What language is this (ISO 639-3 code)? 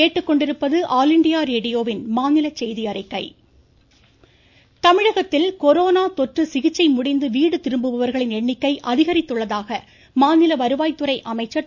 tam